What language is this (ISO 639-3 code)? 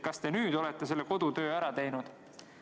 est